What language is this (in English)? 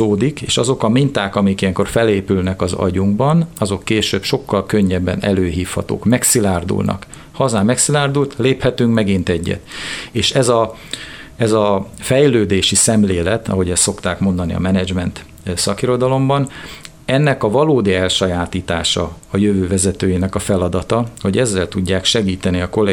Hungarian